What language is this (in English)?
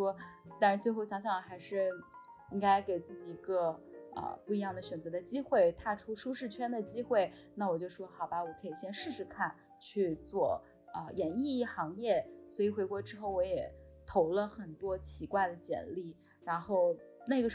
Chinese